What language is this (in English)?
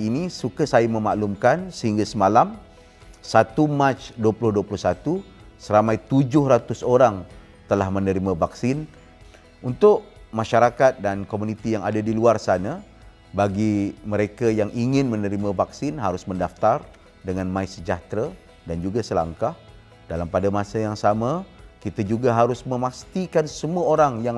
Malay